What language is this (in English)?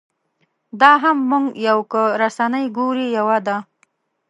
Pashto